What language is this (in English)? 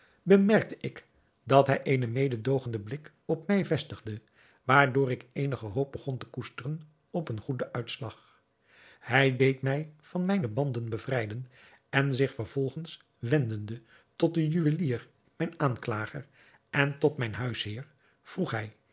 Dutch